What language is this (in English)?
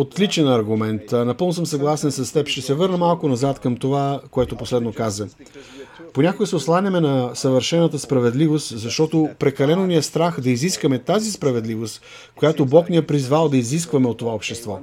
Bulgarian